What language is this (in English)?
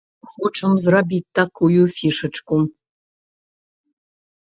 Belarusian